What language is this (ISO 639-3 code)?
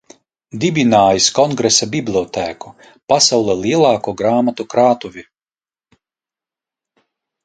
lav